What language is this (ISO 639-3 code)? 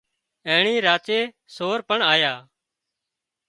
kxp